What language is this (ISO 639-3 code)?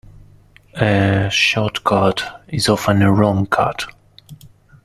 eng